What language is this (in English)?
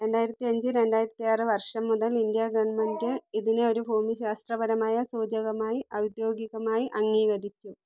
Malayalam